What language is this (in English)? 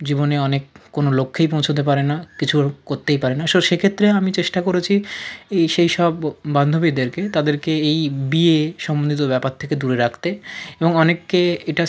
Bangla